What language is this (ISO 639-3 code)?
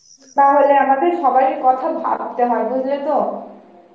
ben